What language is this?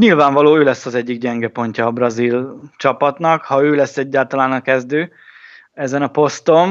Hungarian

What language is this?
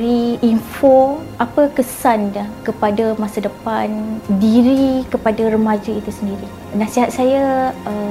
Malay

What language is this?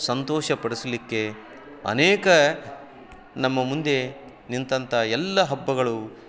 Kannada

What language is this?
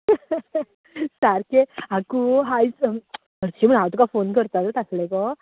Konkani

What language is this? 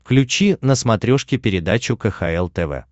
Russian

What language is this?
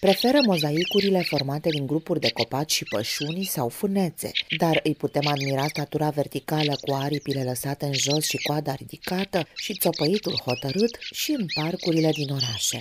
Romanian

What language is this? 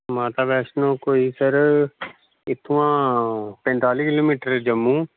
Dogri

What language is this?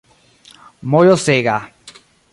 Esperanto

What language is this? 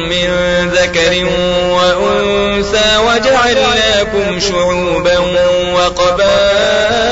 Arabic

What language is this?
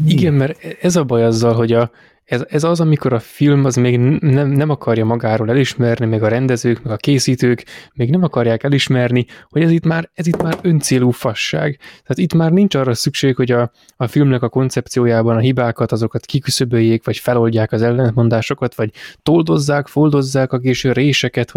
Hungarian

